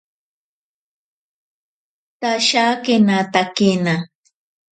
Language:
Ashéninka Perené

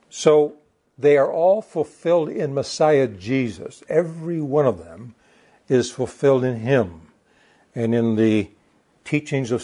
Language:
English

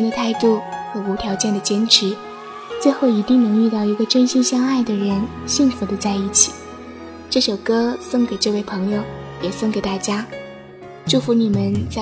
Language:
Chinese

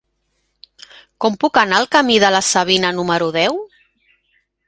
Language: Catalan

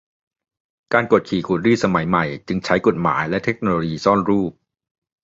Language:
Thai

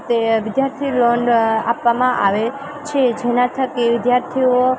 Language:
Gujarati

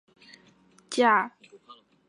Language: Chinese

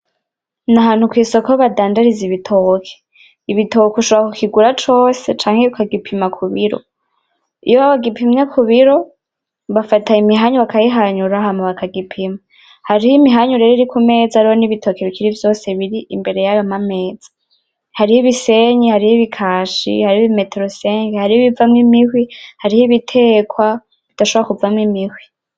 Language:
Rundi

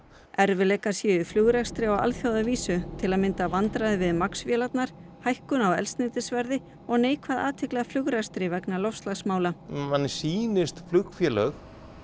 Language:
Icelandic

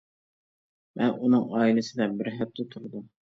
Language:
Uyghur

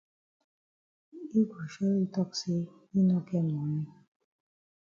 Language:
Cameroon Pidgin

